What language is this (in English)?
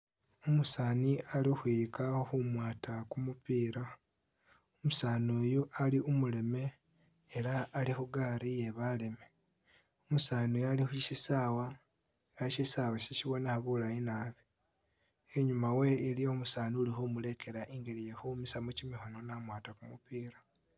Masaaba